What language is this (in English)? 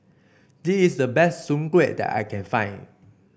English